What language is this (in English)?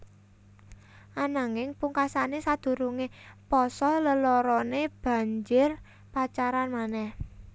Javanese